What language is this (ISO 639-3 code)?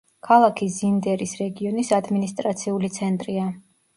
kat